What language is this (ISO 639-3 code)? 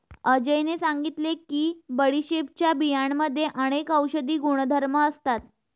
mar